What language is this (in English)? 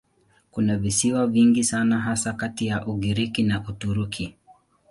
Swahili